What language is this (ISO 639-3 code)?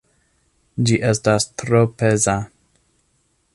epo